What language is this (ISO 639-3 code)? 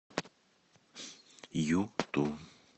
rus